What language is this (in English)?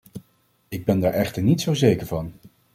Dutch